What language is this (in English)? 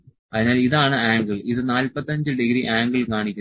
Malayalam